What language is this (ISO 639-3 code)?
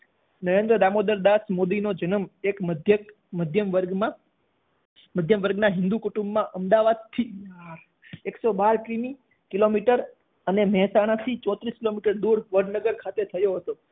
guj